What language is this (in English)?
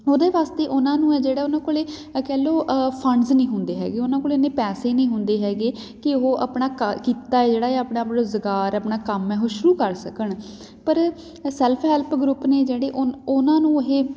Punjabi